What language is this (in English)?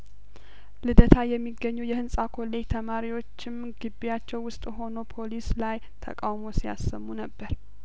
Amharic